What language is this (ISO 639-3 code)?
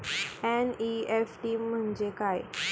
mar